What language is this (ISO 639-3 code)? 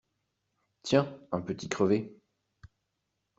fra